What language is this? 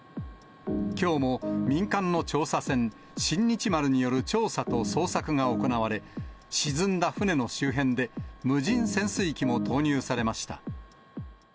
Japanese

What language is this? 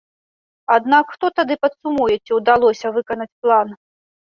Belarusian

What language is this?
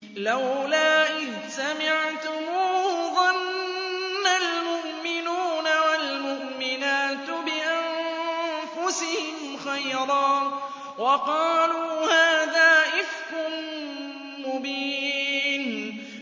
Arabic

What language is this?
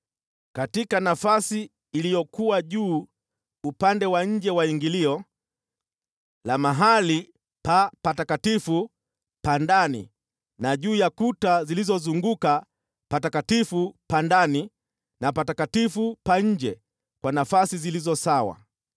Swahili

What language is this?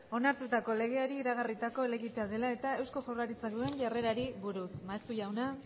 Basque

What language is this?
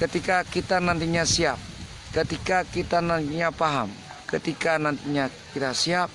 Indonesian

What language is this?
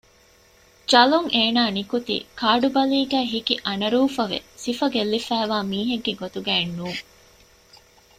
Divehi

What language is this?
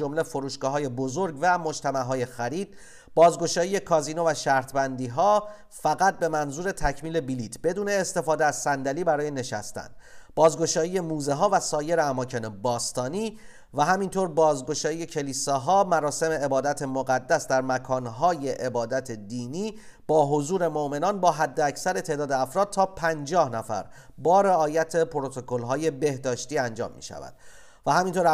Persian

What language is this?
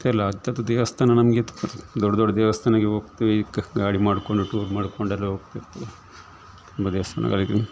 Kannada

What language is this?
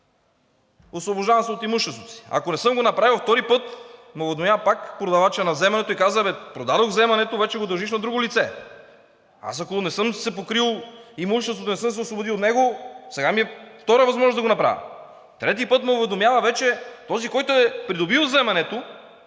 Bulgarian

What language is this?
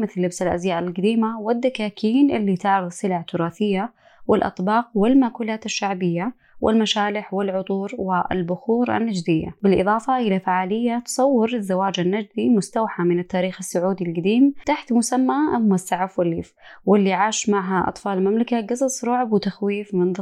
Arabic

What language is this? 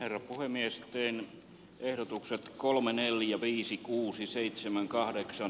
Finnish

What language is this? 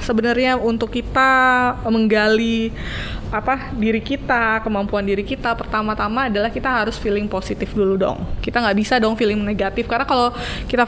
Indonesian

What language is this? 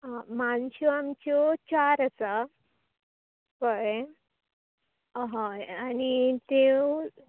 Konkani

